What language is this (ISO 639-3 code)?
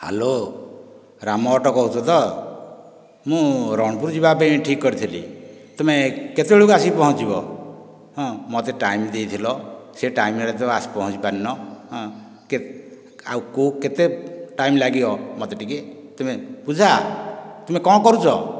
ori